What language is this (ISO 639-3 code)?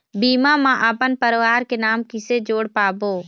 hne